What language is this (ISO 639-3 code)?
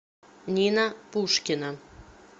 rus